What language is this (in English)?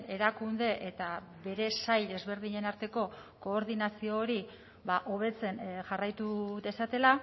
Basque